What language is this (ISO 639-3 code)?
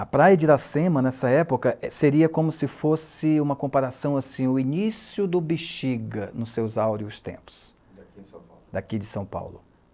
por